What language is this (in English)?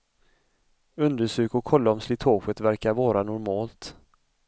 Swedish